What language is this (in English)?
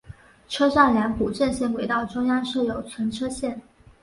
Chinese